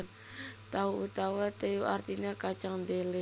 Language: Javanese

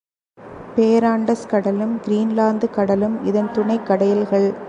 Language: Tamil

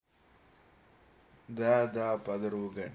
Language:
Russian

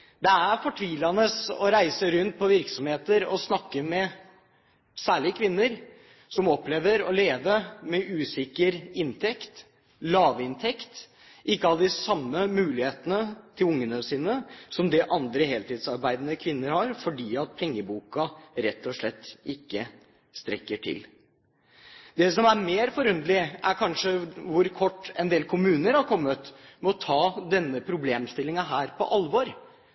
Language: Norwegian Bokmål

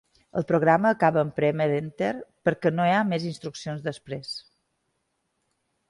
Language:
Catalan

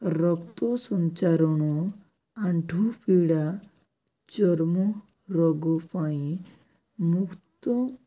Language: Odia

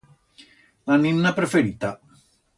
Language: Aragonese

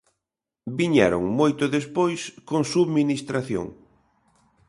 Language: Galician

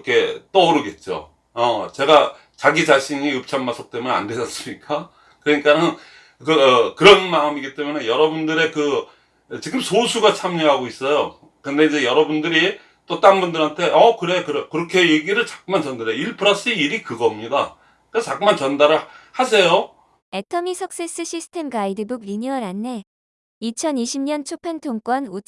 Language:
Korean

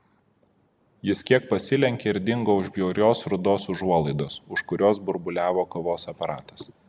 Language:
Lithuanian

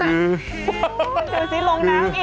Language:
Thai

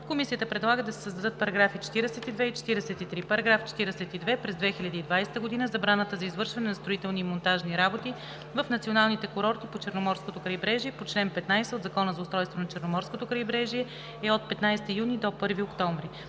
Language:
Bulgarian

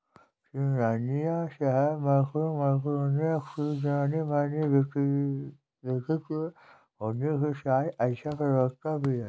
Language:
Hindi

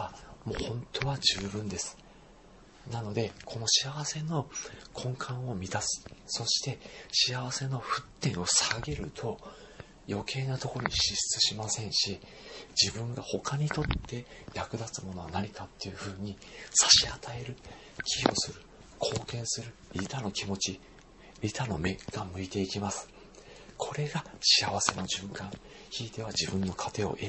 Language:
Japanese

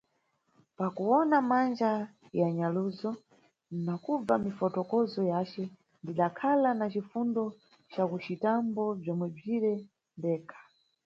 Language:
Nyungwe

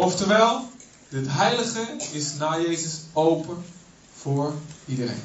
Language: Dutch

